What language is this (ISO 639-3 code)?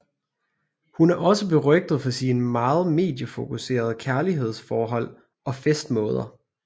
dan